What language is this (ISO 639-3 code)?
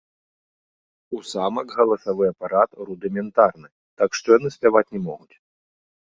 bel